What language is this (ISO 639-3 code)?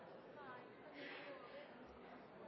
nob